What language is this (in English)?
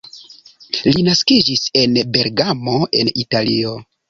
Esperanto